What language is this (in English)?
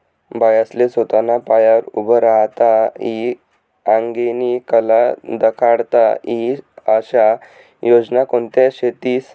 Marathi